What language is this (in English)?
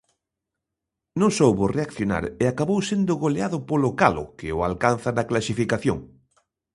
Galician